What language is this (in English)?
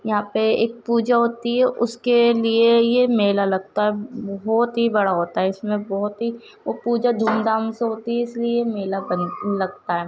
Urdu